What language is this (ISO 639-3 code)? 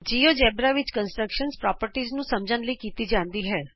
pan